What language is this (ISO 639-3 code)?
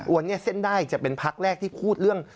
tha